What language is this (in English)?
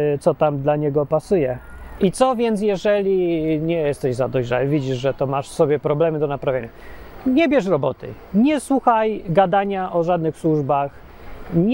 Polish